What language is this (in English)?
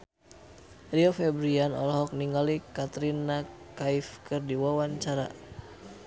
Sundanese